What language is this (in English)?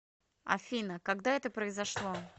Russian